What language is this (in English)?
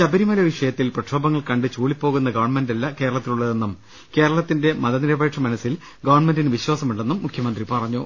Malayalam